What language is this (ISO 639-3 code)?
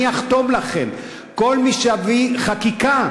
heb